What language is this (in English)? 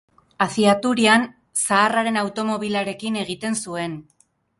Basque